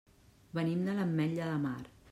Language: Catalan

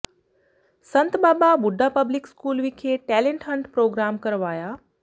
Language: Punjabi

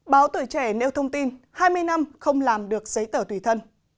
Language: Vietnamese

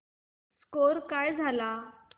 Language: Marathi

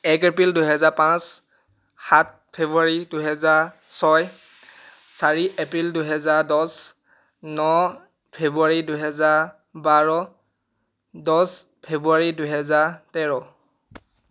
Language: Assamese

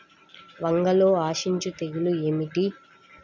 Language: Telugu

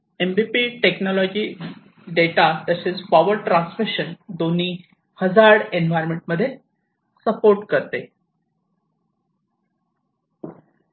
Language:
Marathi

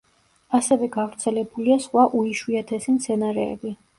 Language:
Georgian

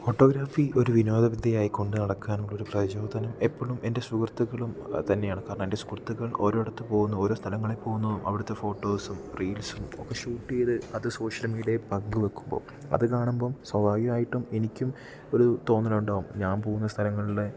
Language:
Malayalam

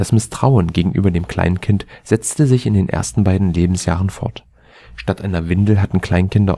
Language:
German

